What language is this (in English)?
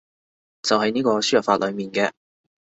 Cantonese